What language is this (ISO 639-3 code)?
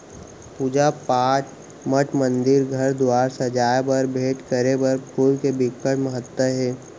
hne